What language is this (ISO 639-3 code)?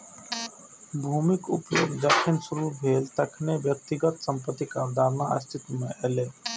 mai